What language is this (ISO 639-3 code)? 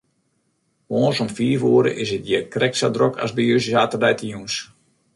fry